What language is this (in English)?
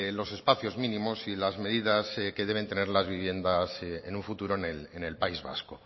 Spanish